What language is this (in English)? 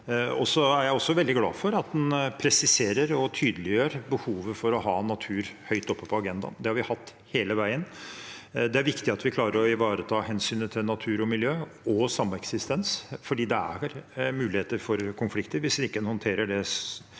Norwegian